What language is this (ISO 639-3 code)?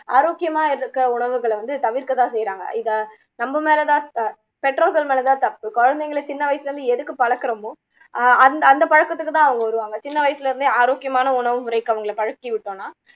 tam